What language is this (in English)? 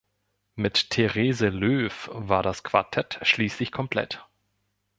German